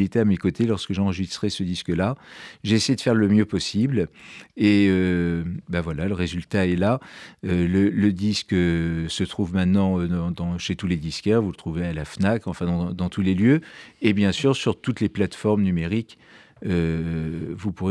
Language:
French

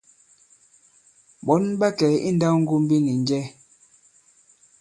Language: Bankon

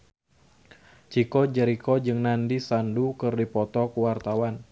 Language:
Sundanese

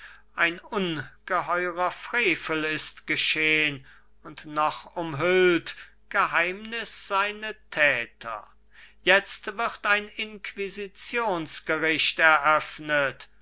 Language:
German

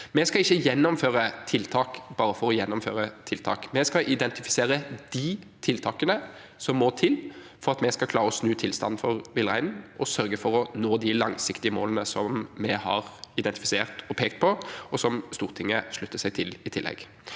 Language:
Norwegian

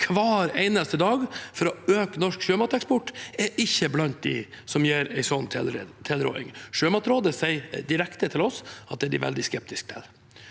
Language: Norwegian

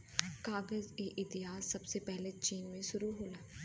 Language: Bhojpuri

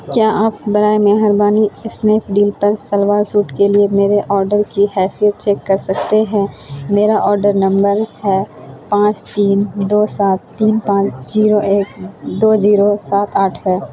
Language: Urdu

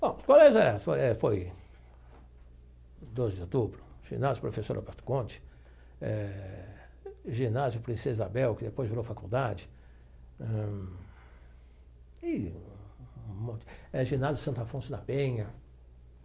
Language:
Portuguese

